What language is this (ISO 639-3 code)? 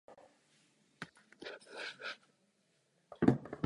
ces